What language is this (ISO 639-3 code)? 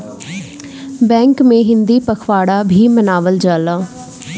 bho